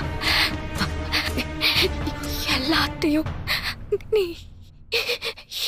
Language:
Tamil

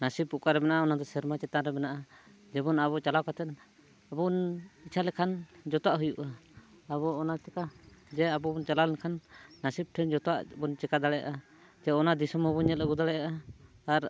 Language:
Santali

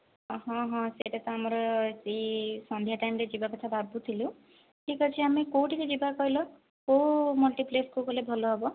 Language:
Odia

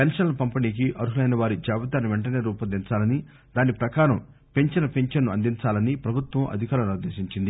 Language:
Telugu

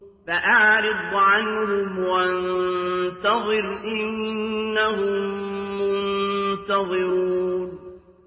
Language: Arabic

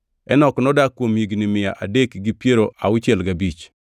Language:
Luo (Kenya and Tanzania)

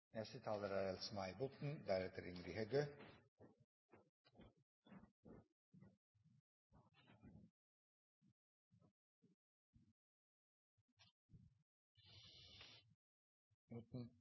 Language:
Norwegian Nynorsk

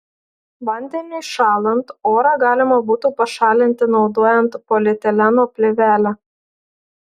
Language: Lithuanian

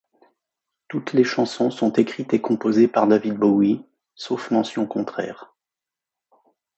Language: French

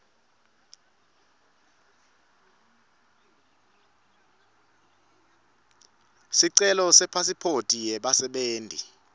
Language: Swati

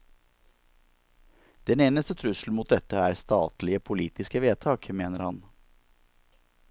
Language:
Norwegian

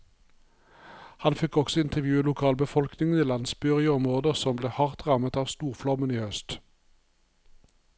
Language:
Norwegian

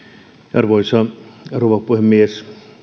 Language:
Finnish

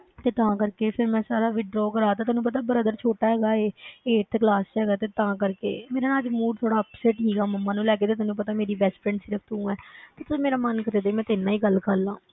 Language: Punjabi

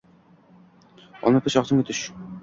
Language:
Uzbek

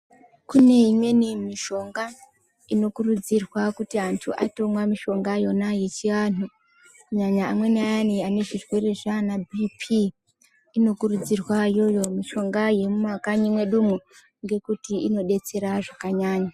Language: Ndau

